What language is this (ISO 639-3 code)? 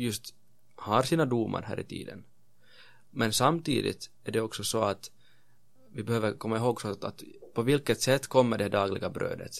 swe